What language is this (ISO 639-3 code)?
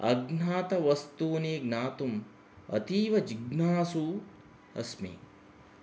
san